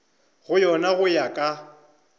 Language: Northern Sotho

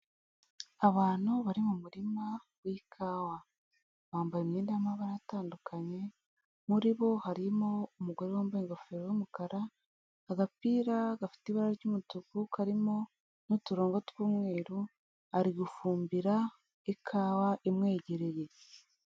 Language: Kinyarwanda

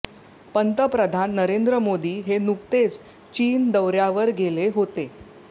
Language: Marathi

